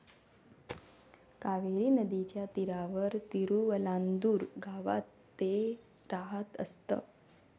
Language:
Marathi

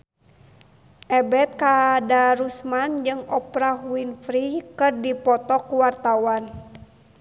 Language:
Sundanese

